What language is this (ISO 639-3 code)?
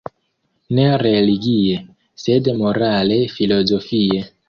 epo